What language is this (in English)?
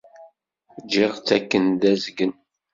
Kabyle